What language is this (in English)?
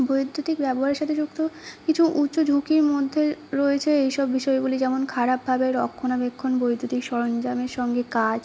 Bangla